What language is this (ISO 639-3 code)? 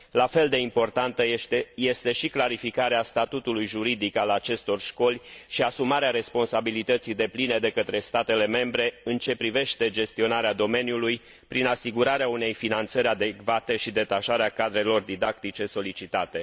ron